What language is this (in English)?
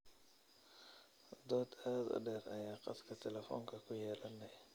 Somali